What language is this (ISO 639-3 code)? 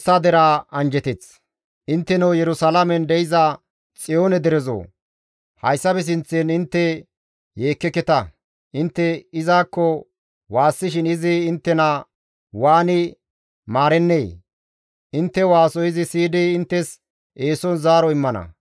gmv